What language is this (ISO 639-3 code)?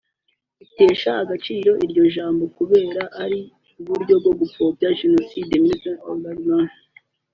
kin